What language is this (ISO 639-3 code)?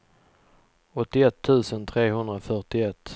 swe